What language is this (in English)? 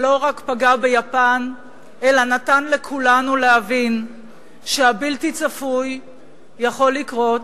Hebrew